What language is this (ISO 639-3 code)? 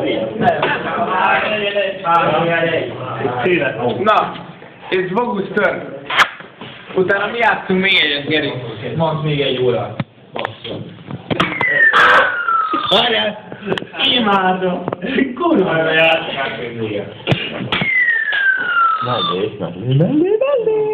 hun